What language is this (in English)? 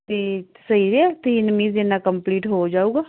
Punjabi